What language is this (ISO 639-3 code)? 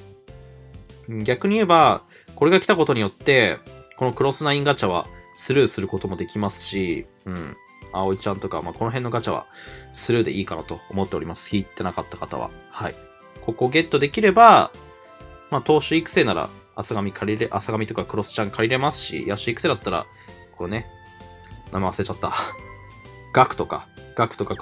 jpn